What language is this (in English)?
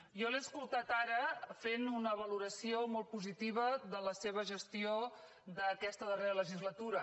Catalan